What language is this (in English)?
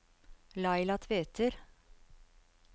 Norwegian